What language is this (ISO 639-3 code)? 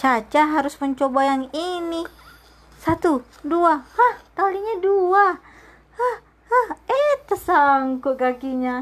ind